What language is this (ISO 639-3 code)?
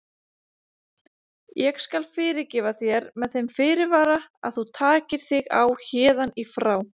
isl